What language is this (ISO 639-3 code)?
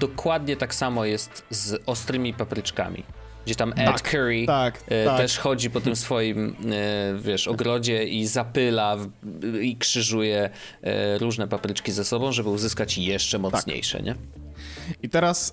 pol